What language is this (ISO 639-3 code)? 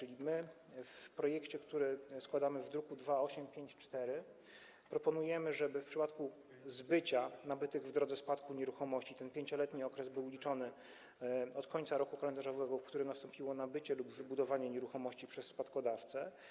pol